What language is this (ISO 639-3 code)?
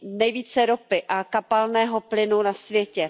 ces